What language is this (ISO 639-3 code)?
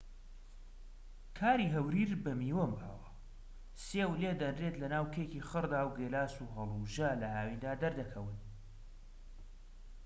ckb